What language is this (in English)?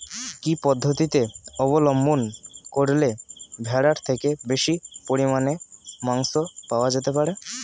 Bangla